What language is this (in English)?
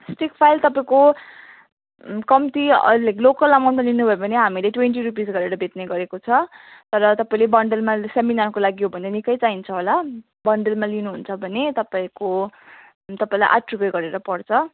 Nepali